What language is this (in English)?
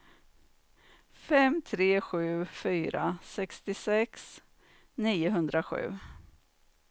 Swedish